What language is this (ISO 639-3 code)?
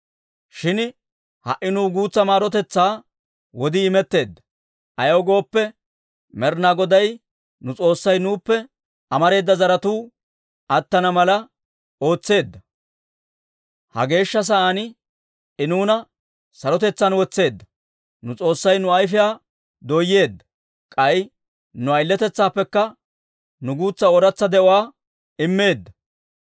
dwr